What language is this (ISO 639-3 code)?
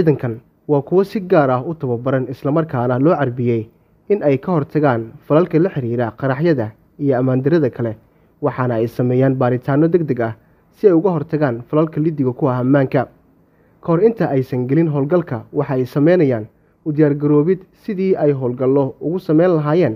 ara